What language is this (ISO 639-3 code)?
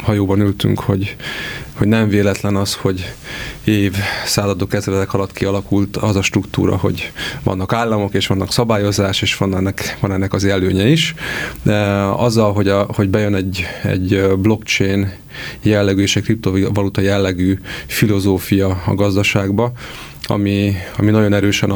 hun